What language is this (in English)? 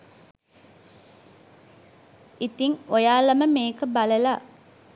Sinhala